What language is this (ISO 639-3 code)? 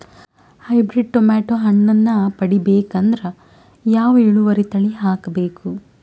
kan